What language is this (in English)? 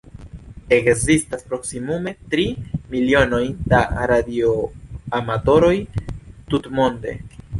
Esperanto